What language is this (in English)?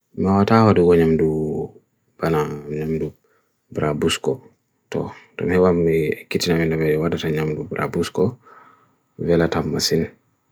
Bagirmi Fulfulde